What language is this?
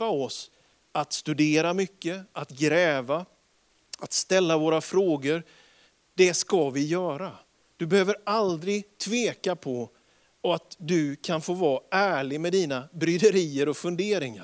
Swedish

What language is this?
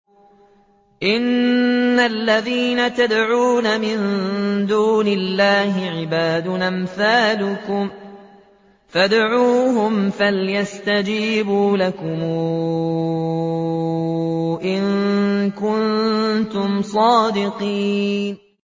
Arabic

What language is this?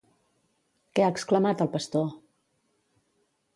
Catalan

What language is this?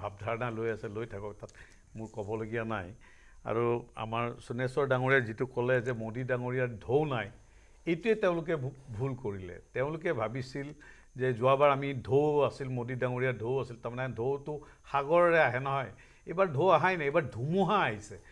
Bangla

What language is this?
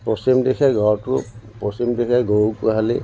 Assamese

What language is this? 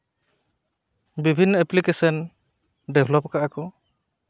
Santali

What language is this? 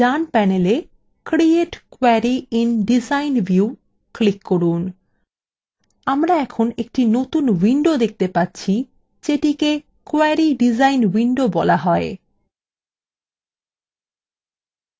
Bangla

